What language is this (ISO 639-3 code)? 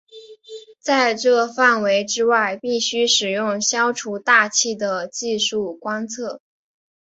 zho